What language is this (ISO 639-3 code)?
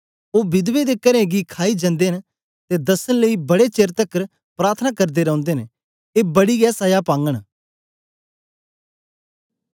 doi